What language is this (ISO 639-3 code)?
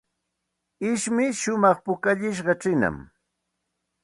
qxt